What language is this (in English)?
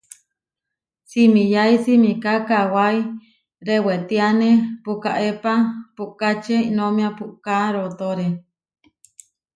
Huarijio